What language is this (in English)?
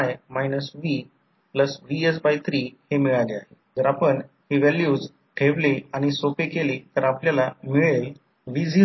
Marathi